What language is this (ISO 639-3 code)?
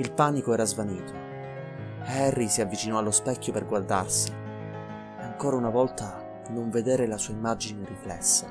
ita